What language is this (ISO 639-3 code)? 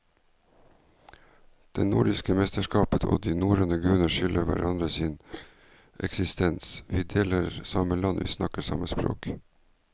nor